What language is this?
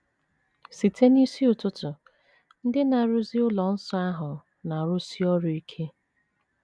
Igbo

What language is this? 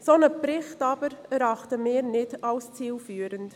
Swiss German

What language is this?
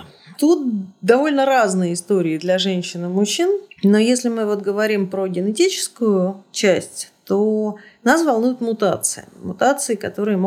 Russian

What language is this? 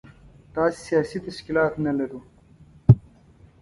Pashto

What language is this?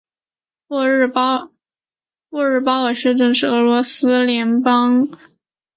Chinese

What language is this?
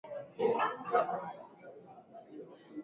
Swahili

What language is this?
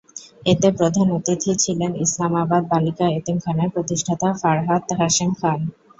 Bangla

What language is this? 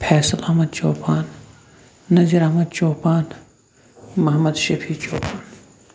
Kashmiri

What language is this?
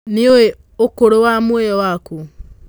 Kikuyu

